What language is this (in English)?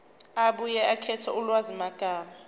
Zulu